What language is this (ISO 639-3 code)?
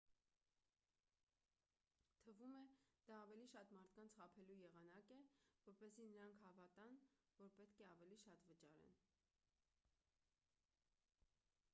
hye